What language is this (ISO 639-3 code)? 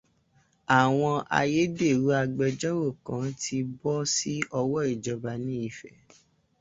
yor